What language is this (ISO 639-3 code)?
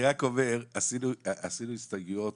heb